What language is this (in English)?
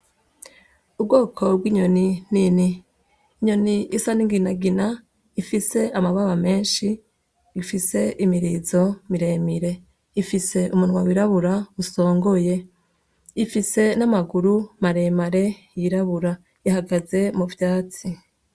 Rundi